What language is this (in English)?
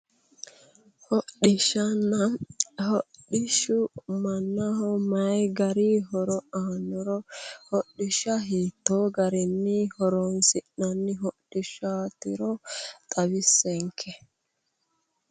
Sidamo